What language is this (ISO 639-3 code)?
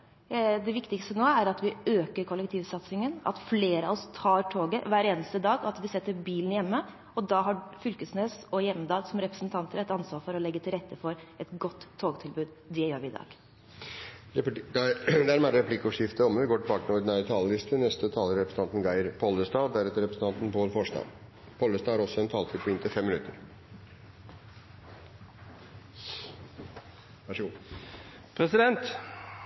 nor